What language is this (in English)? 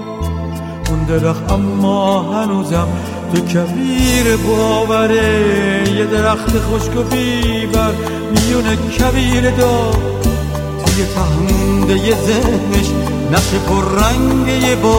Persian